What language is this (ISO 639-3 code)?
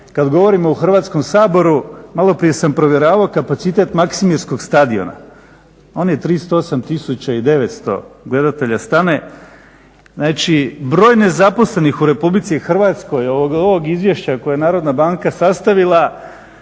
hrv